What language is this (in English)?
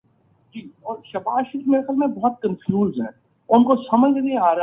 Urdu